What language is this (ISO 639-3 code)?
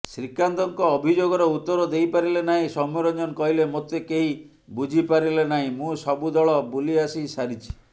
ori